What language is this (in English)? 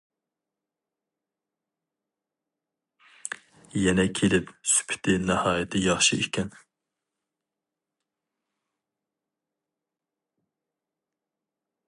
Uyghur